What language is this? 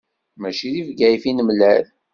Kabyle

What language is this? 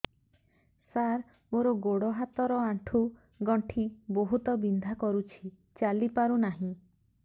Odia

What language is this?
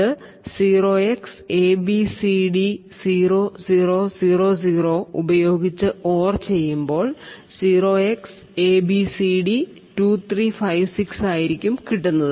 Malayalam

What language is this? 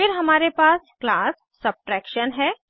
Hindi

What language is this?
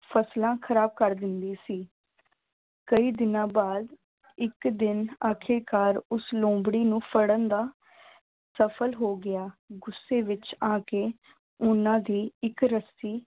Punjabi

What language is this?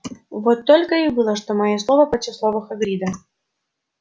Russian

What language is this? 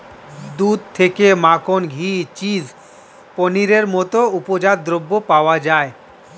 Bangla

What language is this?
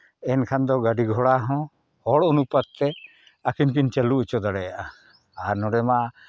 Santali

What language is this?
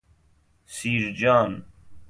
Persian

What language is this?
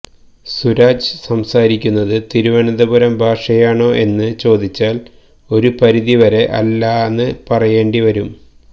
Malayalam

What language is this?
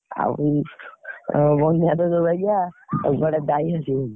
Odia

